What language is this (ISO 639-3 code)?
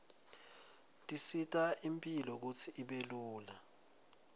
ssw